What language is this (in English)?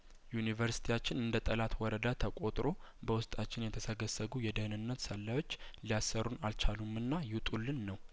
Amharic